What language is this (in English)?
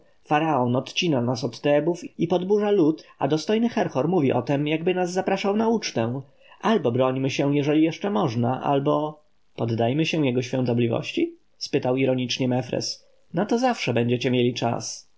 Polish